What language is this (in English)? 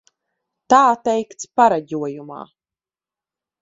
Latvian